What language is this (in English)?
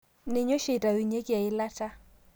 Masai